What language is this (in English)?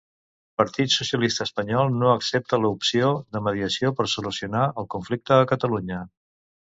Catalan